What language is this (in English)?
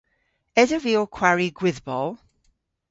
Cornish